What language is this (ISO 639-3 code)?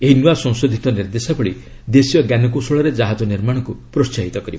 ori